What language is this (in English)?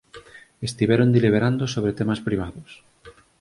Galician